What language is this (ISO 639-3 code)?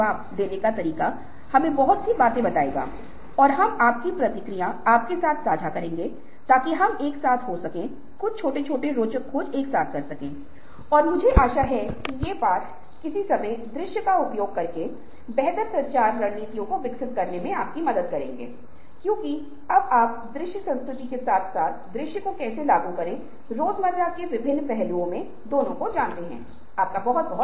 hin